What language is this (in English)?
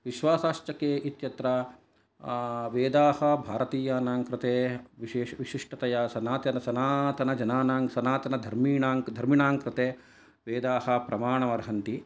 Sanskrit